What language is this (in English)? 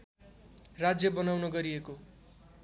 Nepali